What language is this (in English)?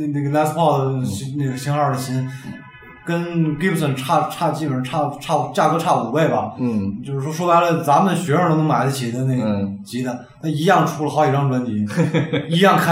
Chinese